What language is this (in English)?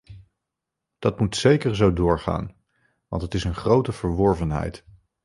Dutch